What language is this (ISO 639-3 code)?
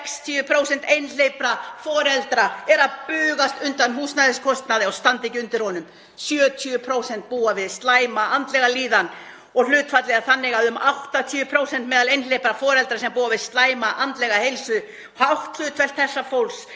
isl